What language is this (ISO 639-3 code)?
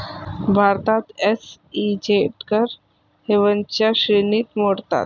mar